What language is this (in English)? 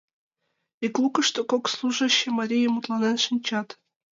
Mari